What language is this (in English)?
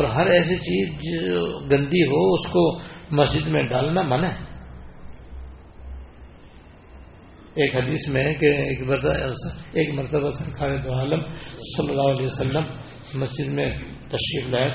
Urdu